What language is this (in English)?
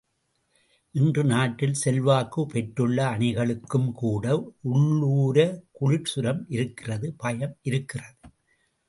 Tamil